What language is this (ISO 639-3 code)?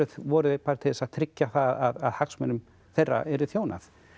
isl